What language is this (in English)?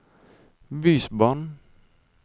Norwegian